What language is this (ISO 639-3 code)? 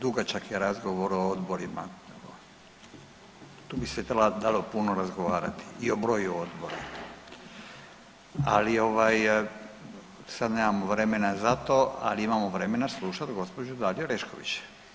hrv